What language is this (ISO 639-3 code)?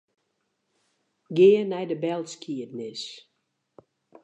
fry